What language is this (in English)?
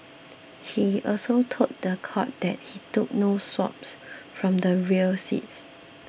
English